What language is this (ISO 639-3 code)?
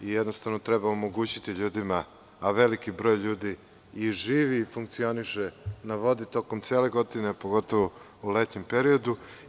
srp